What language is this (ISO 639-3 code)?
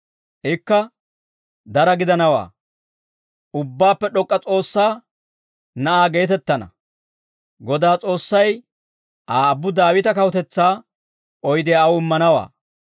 dwr